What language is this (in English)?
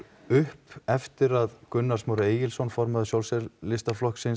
Icelandic